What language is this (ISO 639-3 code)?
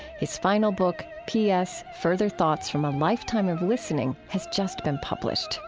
eng